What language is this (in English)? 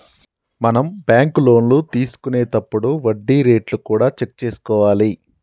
Telugu